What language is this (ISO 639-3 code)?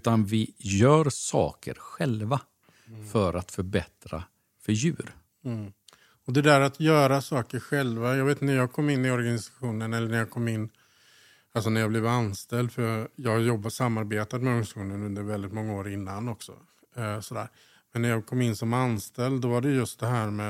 swe